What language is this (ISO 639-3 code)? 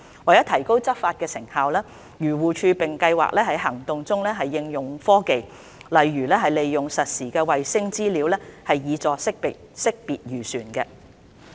yue